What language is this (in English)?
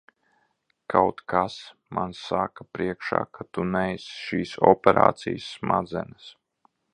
Latvian